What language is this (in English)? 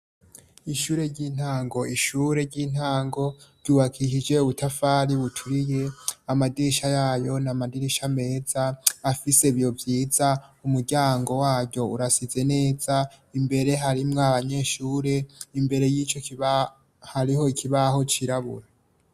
Rundi